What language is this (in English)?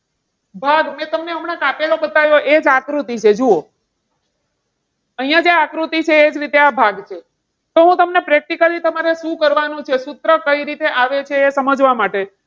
Gujarati